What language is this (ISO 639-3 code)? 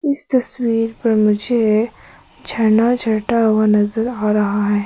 hin